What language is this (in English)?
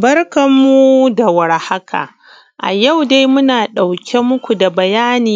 Hausa